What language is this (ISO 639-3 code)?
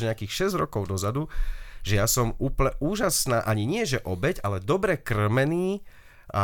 slk